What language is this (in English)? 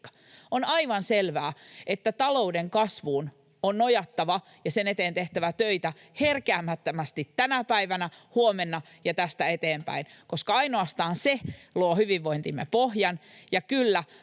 Finnish